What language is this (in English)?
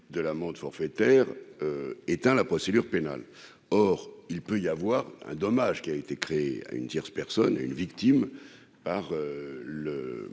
French